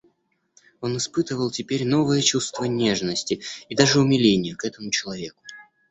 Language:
Russian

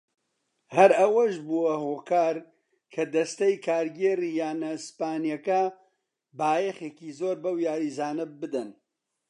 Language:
Central Kurdish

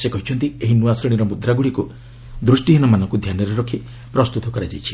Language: Odia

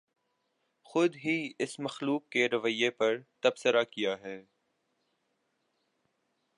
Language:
Urdu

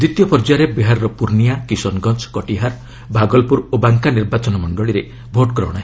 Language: Odia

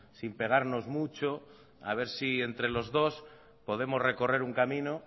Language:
Spanish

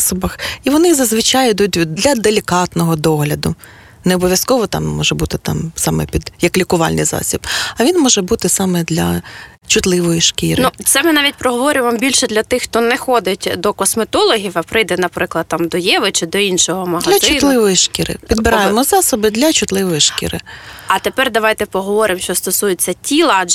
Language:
Ukrainian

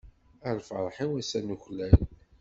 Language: Kabyle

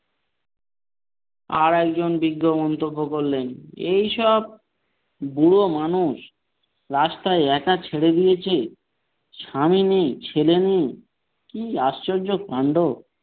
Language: Bangla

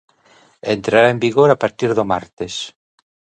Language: Galician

